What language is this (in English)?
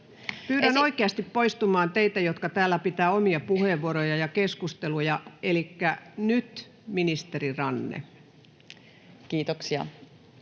Finnish